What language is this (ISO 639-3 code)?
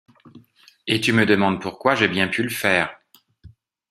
fra